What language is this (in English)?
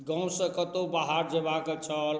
Maithili